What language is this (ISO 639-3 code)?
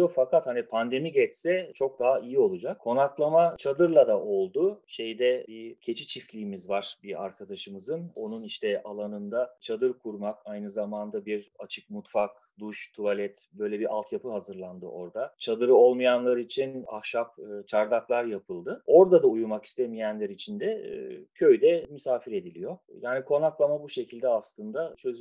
tur